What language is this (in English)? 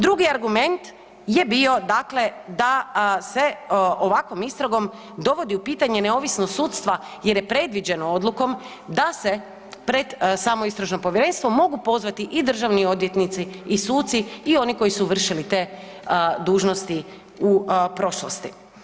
Croatian